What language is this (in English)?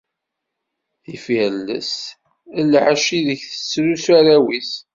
Kabyle